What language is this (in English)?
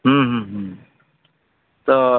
Santali